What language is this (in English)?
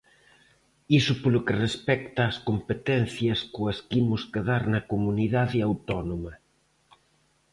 Galician